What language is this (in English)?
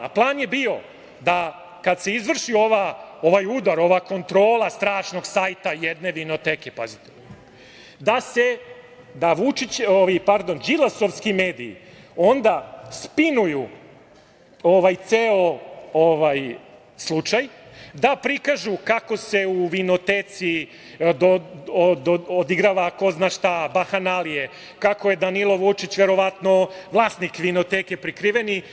Serbian